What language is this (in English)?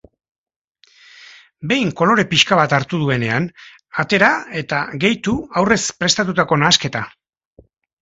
Basque